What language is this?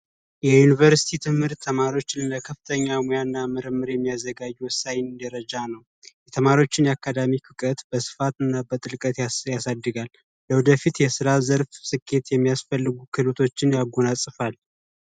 Amharic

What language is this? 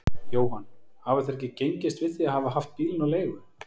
Icelandic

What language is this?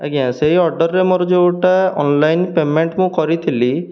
Odia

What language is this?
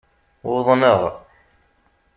Kabyle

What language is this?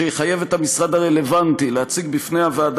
Hebrew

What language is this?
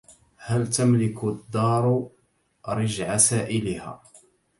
Arabic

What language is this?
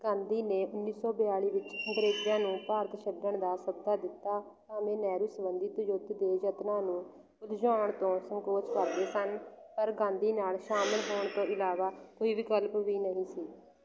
Punjabi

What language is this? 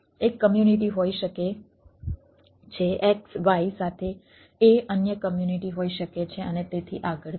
Gujarati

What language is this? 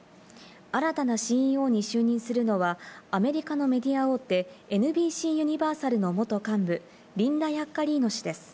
Japanese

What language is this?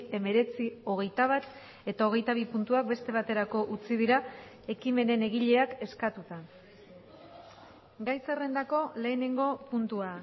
Basque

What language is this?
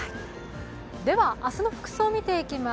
Japanese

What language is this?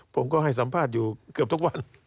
Thai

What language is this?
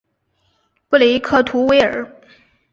Chinese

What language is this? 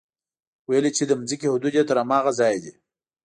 Pashto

